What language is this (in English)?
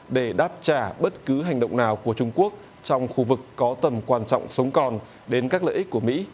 Vietnamese